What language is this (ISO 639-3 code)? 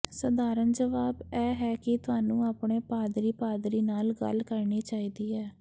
pan